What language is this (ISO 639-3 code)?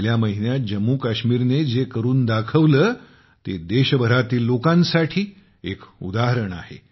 mar